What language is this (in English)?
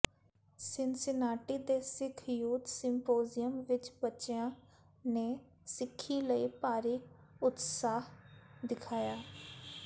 Punjabi